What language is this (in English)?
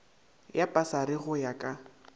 Northern Sotho